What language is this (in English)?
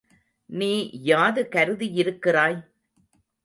Tamil